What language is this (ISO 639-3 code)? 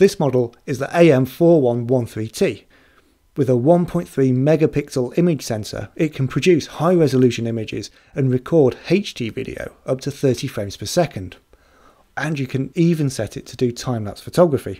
eng